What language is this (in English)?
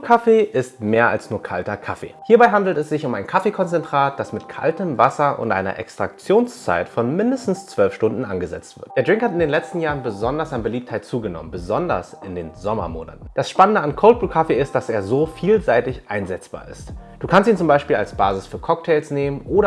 German